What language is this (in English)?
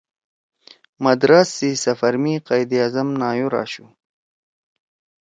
Torwali